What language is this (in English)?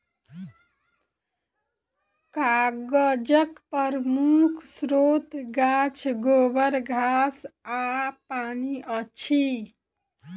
Maithili